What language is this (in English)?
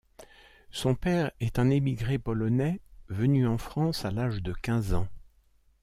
French